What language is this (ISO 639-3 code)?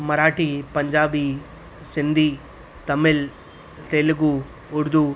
snd